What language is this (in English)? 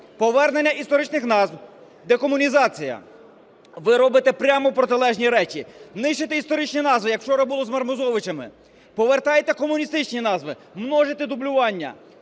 Ukrainian